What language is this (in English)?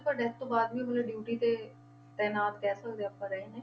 Punjabi